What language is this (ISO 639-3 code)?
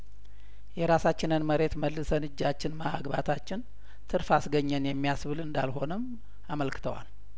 amh